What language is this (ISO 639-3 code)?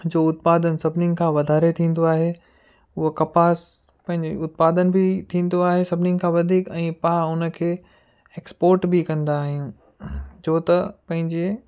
snd